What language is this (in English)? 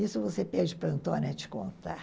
Portuguese